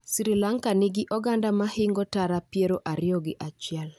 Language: Luo (Kenya and Tanzania)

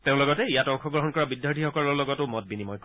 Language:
Assamese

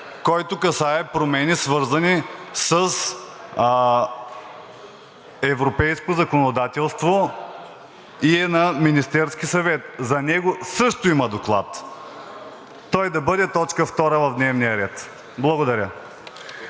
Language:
Bulgarian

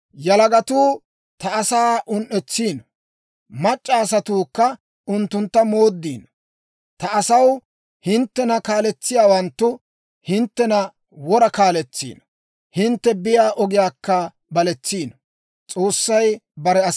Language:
Dawro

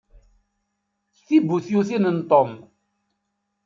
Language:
Kabyle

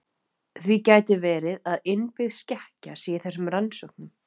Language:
Icelandic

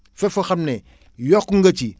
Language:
Wolof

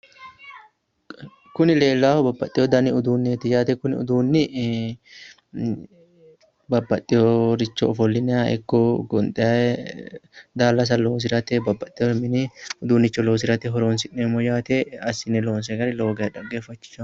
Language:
Sidamo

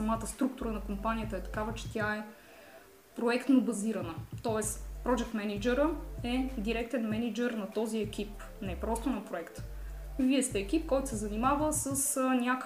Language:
Bulgarian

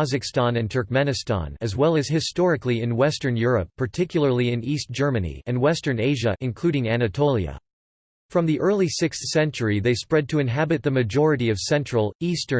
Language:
English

